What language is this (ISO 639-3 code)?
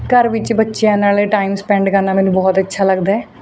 pan